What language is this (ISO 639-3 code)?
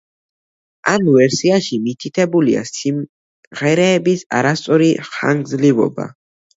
kat